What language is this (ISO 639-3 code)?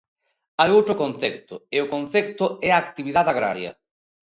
glg